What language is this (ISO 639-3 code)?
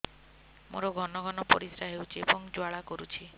ori